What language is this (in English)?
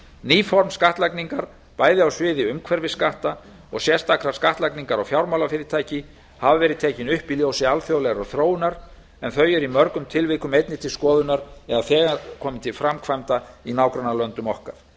Icelandic